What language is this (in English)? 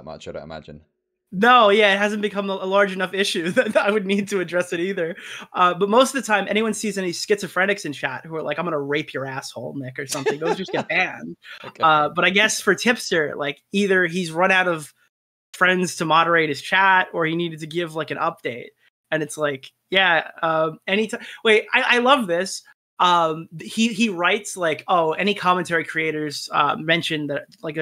English